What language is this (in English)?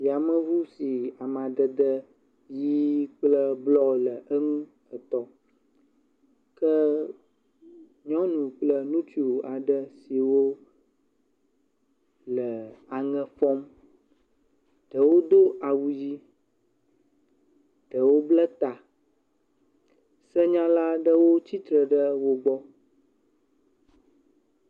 Ewe